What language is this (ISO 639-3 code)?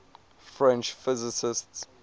eng